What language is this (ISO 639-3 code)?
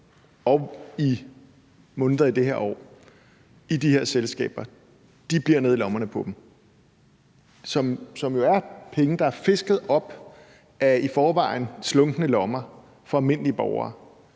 dan